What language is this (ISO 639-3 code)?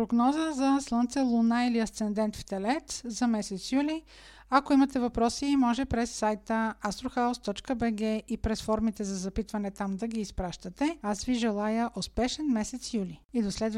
bul